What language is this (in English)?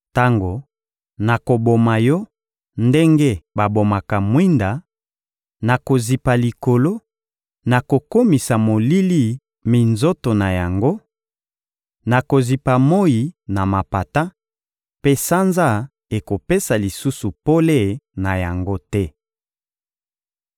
Lingala